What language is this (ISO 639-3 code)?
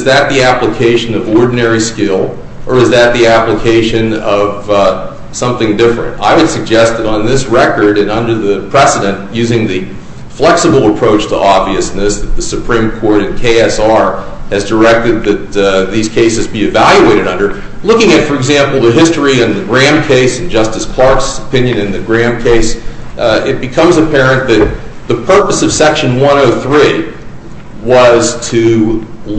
eng